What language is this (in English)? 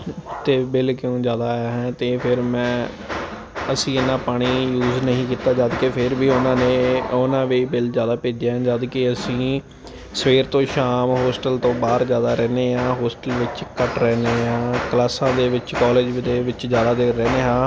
Punjabi